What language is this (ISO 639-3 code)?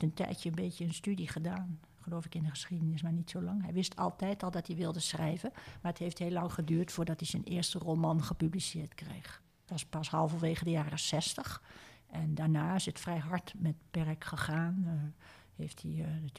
nld